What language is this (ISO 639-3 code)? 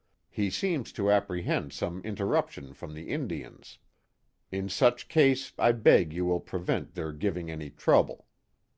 eng